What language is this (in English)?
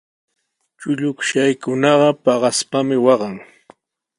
Sihuas Ancash Quechua